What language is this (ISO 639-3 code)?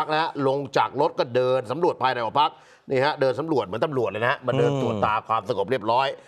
tha